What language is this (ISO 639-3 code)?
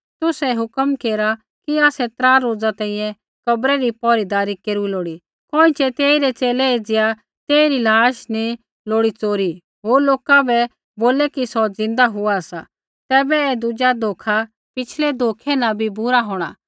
kfx